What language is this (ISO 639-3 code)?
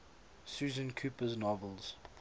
eng